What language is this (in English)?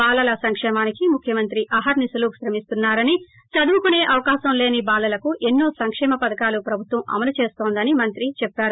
Telugu